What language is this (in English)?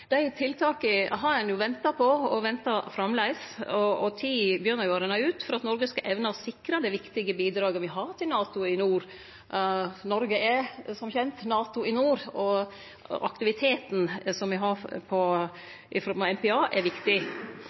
Norwegian Nynorsk